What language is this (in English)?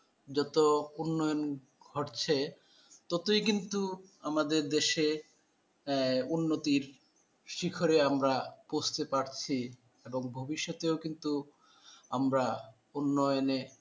Bangla